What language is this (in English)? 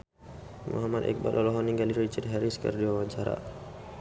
Sundanese